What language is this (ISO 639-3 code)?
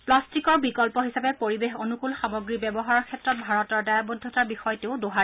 asm